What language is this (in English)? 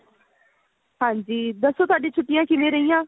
Punjabi